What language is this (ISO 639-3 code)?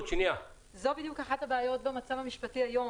heb